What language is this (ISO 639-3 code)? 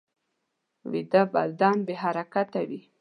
pus